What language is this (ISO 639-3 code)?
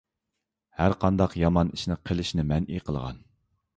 uig